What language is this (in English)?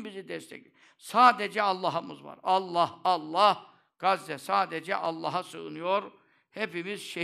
Turkish